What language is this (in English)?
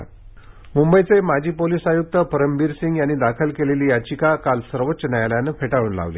Marathi